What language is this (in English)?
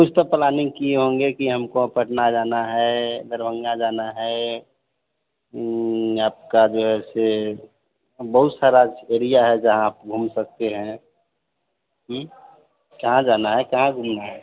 Hindi